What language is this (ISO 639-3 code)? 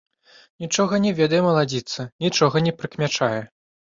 bel